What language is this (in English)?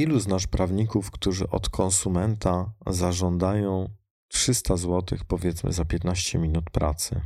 Polish